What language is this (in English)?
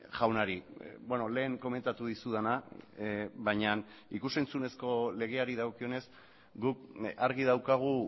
Basque